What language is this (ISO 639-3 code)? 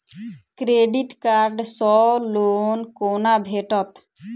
mai